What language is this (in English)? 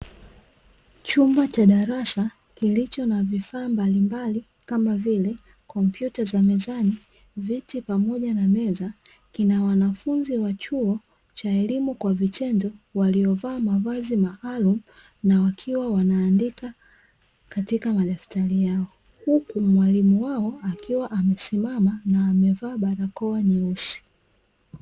Swahili